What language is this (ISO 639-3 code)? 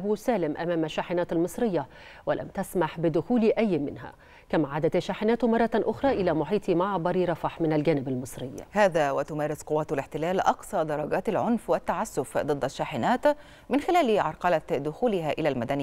ara